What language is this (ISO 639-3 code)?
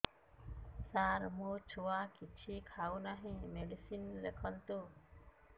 ori